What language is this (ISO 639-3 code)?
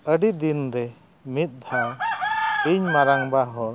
sat